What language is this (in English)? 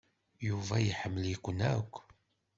Kabyle